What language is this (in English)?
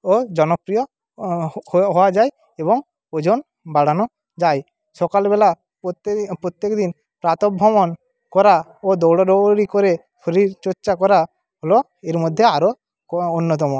Bangla